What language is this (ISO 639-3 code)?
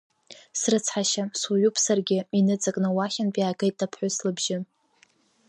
abk